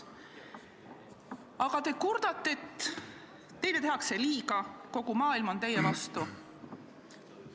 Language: Estonian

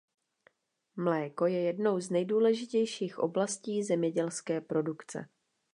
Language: Czech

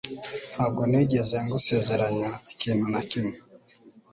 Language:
Kinyarwanda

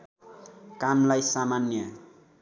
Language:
Nepali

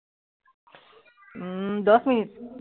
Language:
Assamese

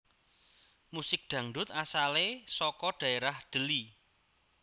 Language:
Javanese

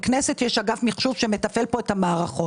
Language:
Hebrew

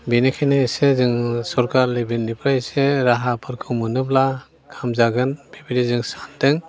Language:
Bodo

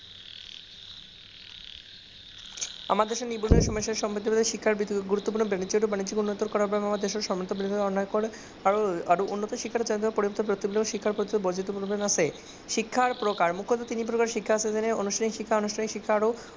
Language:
Assamese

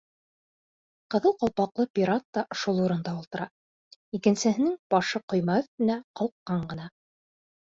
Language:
Bashkir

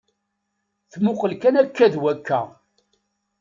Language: Kabyle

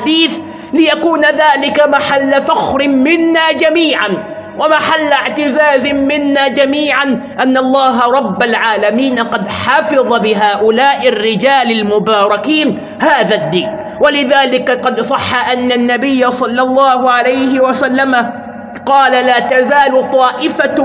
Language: Arabic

